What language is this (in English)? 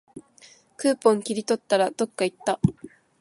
Japanese